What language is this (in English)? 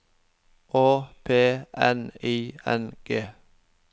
Norwegian